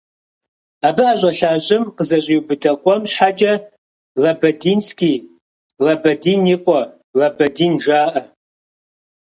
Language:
Kabardian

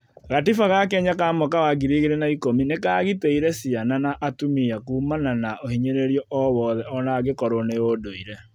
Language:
Kikuyu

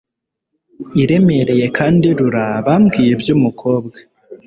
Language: Kinyarwanda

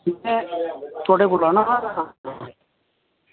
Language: Dogri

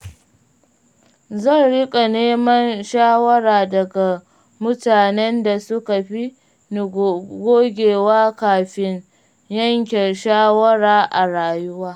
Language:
Hausa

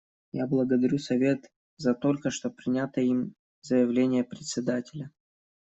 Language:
Russian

